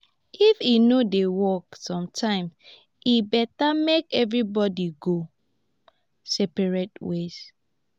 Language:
Nigerian Pidgin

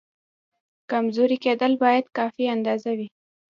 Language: Pashto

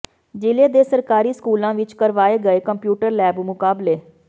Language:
Punjabi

